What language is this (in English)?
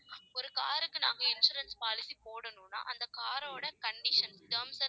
Tamil